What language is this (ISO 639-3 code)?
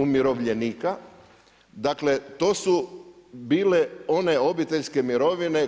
hrv